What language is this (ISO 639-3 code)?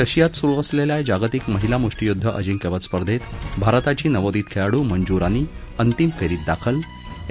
mar